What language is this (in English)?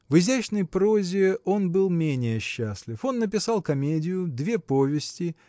Russian